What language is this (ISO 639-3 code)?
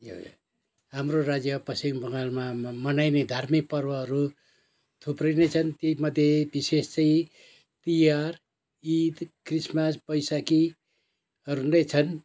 nep